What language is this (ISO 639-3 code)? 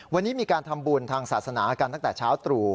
tha